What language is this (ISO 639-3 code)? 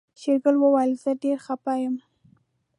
pus